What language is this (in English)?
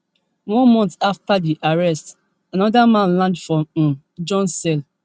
Nigerian Pidgin